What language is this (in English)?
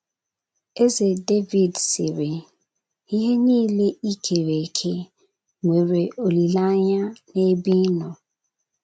Igbo